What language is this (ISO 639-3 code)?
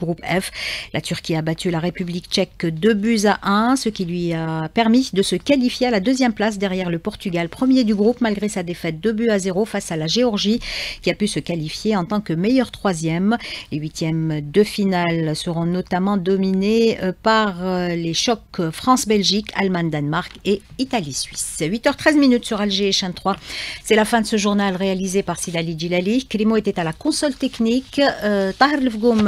fra